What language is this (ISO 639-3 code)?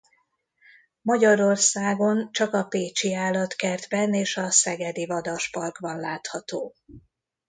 hun